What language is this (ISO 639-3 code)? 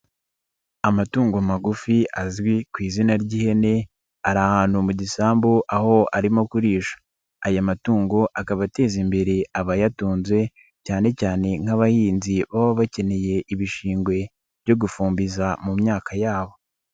kin